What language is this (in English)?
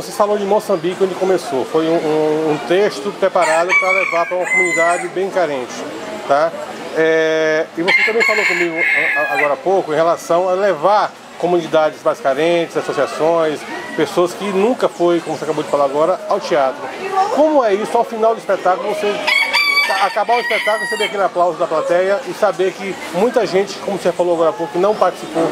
Portuguese